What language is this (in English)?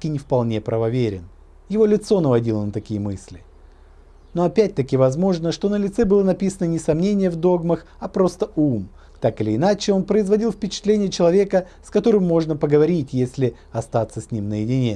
Russian